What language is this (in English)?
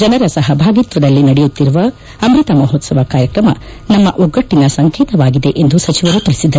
Kannada